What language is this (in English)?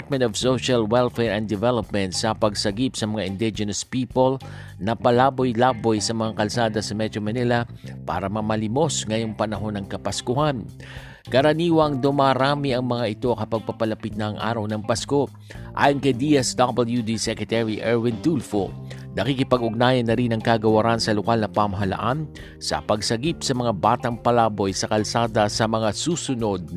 Filipino